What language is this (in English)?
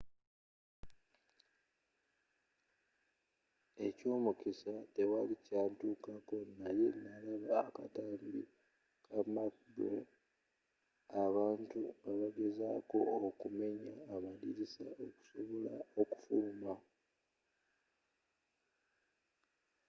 Ganda